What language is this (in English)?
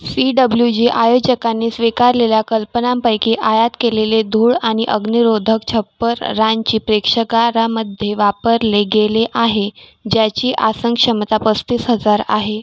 Marathi